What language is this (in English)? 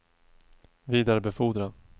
Swedish